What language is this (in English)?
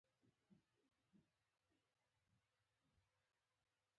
Pashto